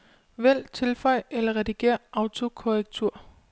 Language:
Danish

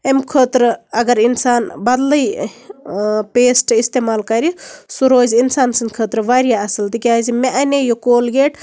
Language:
Kashmiri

